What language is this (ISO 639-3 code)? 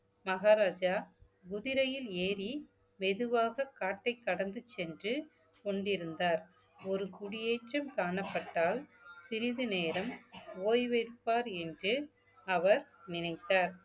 tam